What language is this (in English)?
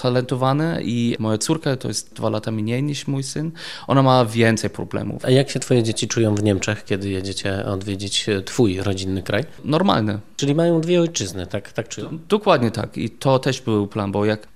Polish